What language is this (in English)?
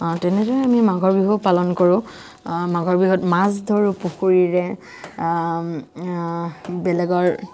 Assamese